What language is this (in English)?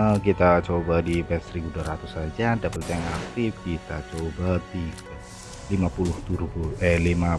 Indonesian